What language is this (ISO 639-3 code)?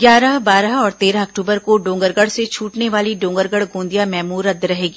hin